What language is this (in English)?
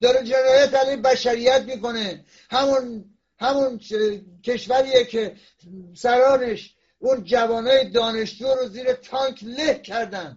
Persian